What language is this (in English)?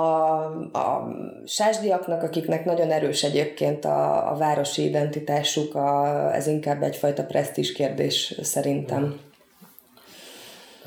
Hungarian